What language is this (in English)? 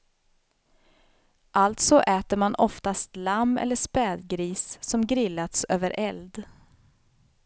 Swedish